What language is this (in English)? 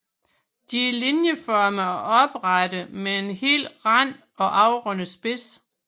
Danish